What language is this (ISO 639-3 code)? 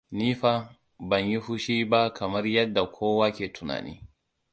hau